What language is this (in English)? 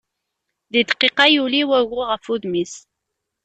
Kabyle